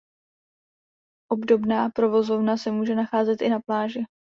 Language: Czech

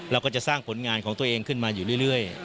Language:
Thai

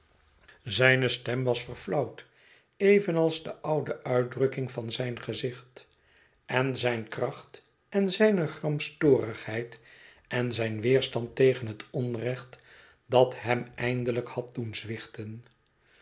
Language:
Dutch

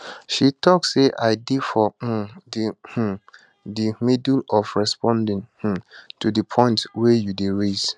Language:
Nigerian Pidgin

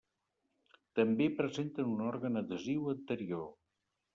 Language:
Catalan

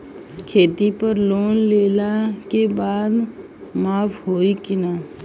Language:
Bhojpuri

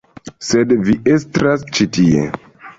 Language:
Esperanto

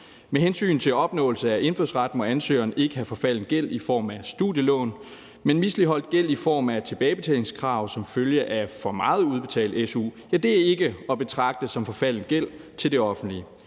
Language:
Danish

